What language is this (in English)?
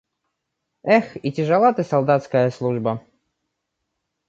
Russian